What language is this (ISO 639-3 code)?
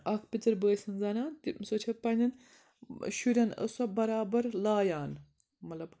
kas